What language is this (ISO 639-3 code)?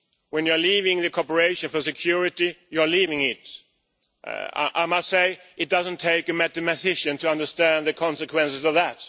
eng